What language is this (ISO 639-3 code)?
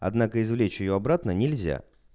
rus